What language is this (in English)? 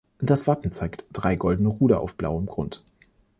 German